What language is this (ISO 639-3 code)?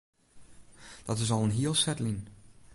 fry